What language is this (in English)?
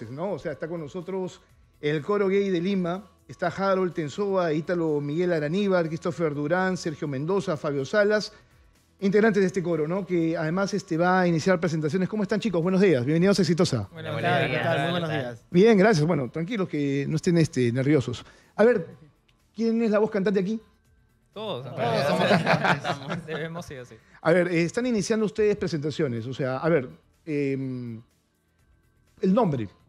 Spanish